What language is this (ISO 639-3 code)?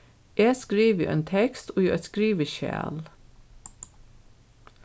fao